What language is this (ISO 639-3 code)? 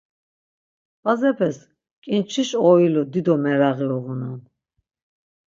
lzz